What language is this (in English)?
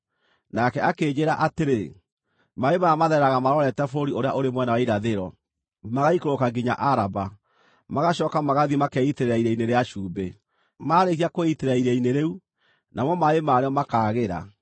Kikuyu